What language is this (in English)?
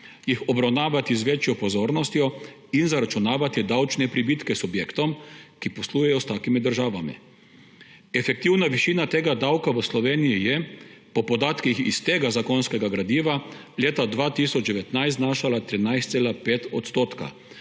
Slovenian